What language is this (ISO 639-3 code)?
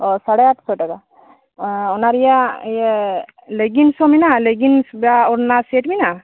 sat